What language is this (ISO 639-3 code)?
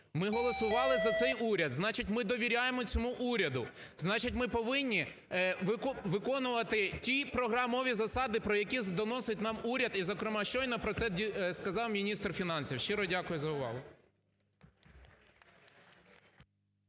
ukr